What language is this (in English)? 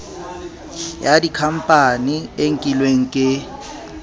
Southern Sotho